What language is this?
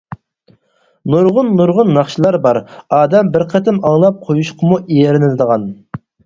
Uyghur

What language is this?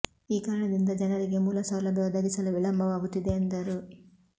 Kannada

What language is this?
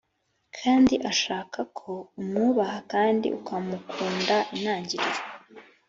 Kinyarwanda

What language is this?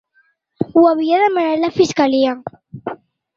Catalan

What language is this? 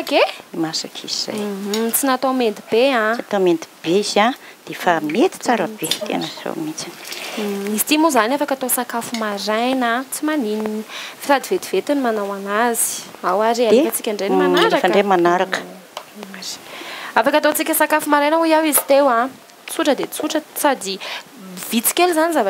Dutch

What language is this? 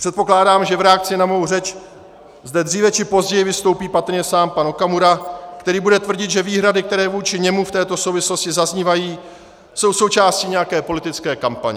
Czech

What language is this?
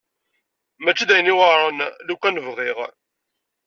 Kabyle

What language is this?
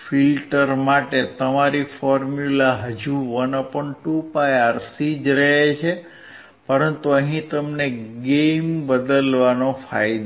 Gujarati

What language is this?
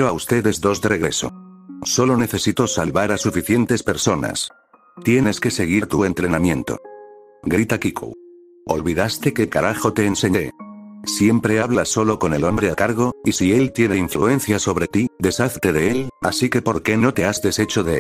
Spanish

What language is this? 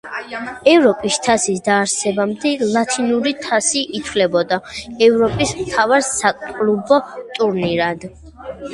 Georgian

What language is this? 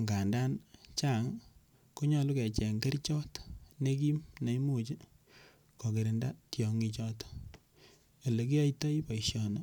Kalenjin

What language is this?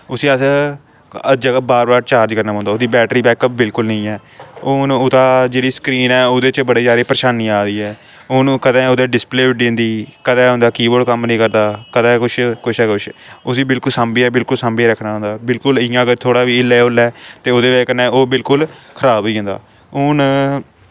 Dogri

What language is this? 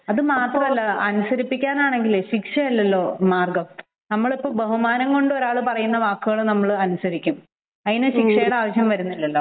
Malayalam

